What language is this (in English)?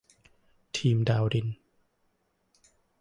Thai